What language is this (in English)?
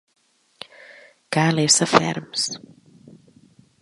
Catalan